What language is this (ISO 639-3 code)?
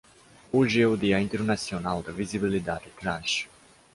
por